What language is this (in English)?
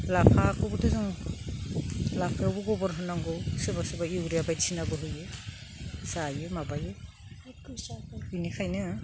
Bodo